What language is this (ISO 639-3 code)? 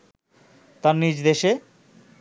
ben